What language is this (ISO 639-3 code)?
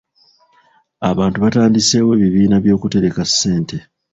lug